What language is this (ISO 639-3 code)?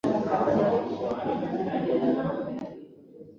swa